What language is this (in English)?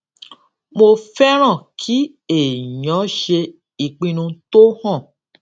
Yoruba